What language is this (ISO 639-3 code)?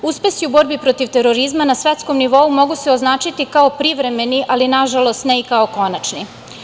srp